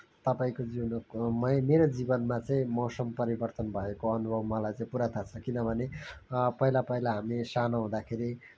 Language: Nepali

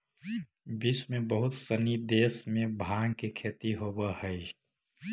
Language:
Magahi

